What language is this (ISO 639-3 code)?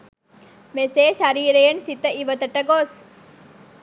sin